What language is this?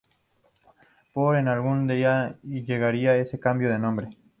Spanish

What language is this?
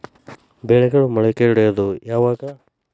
Kannada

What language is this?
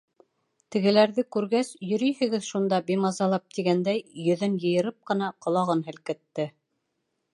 Bashkir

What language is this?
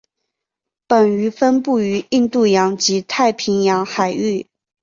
Chinese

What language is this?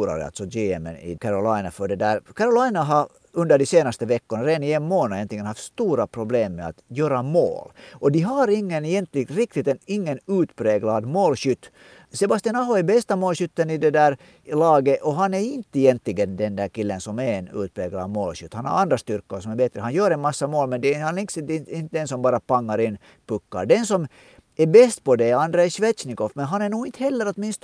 Swedish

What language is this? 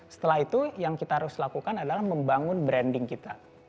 Indonesian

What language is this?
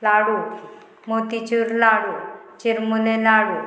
Konkani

